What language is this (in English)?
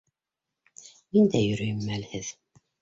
Bashkir